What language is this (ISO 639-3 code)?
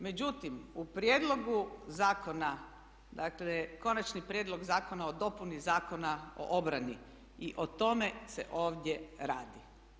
hrv